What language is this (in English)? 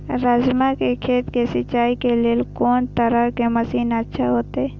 Maithili